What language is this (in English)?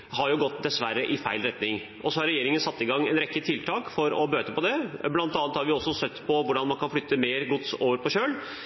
Norwegian Bokmål